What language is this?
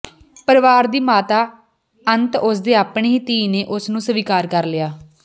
Punjabi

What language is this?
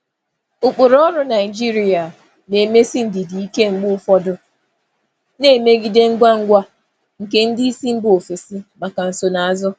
Igbo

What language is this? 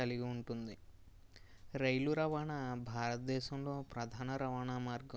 Telugu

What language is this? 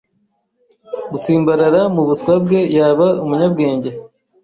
Kinyarwanda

